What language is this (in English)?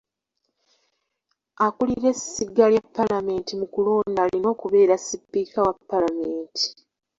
Ganda